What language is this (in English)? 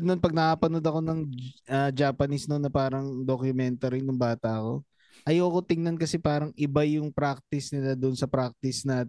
Filipino